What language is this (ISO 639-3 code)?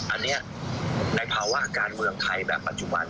tha